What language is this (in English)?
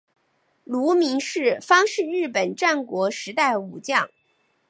Chinese